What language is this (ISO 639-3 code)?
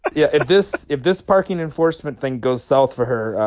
eng